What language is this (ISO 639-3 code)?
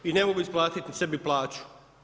hrv